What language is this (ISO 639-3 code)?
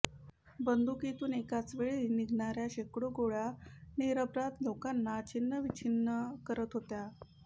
mar